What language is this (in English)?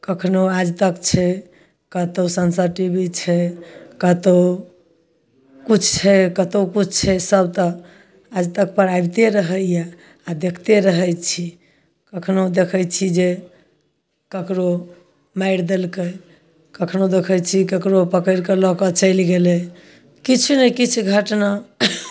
Maithili